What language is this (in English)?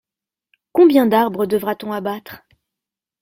French